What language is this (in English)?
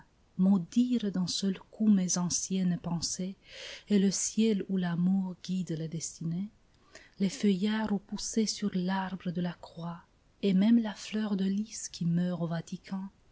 French